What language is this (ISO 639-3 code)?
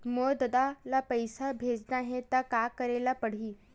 hne